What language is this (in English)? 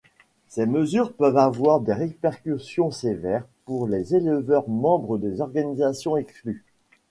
French